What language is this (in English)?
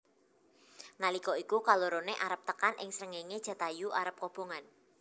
Javanese